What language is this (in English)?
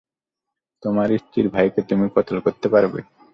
Bangla